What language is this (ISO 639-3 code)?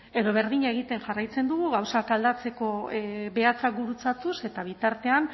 eus